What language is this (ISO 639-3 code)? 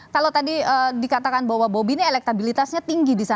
ind